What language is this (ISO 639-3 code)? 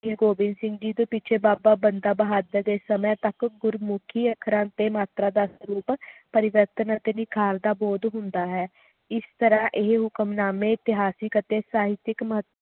pan